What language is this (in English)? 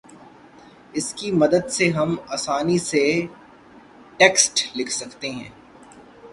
Urdu